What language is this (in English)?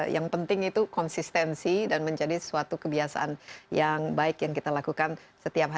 Indonesian